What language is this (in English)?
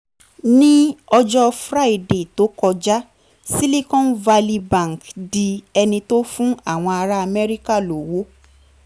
Yoruba